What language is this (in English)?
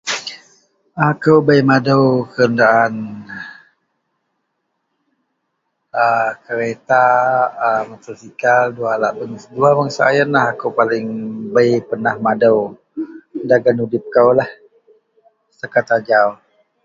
Central Melanau